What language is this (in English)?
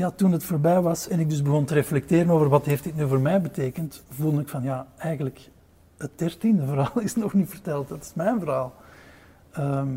Dutch